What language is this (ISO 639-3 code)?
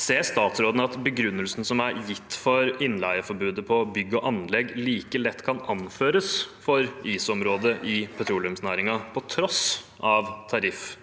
nor